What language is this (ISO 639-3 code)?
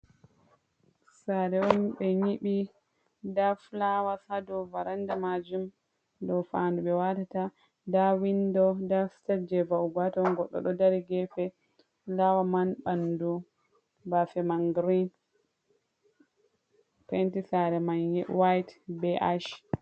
ful